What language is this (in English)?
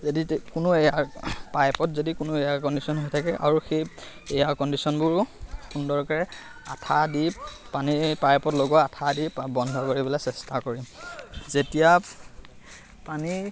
Assamese